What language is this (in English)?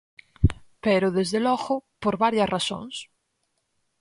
Galician